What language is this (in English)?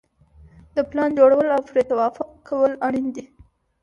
Pashto